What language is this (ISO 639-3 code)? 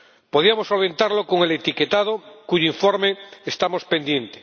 spa